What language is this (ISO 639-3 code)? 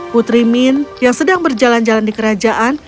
ind